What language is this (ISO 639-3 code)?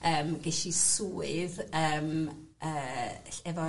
cym